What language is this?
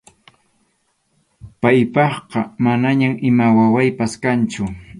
Arequipa-La Unión Quechua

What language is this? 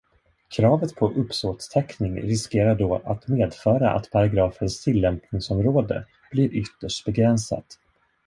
Swedish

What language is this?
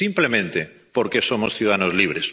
Spanish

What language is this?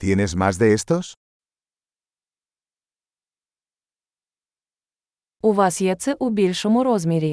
Ukrainian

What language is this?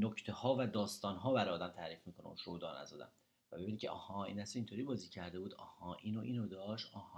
Persian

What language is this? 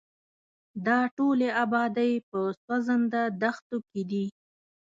Pashto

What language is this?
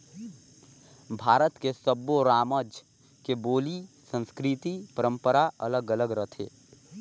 Chhattisgarhi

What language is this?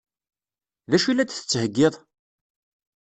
Kabyle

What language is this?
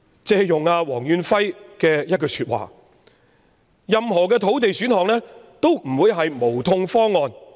Cantonese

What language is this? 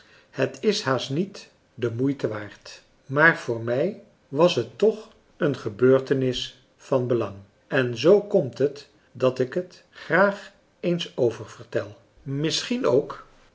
Dutch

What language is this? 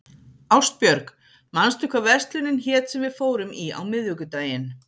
Icelandic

